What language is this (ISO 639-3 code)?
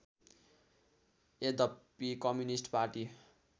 nep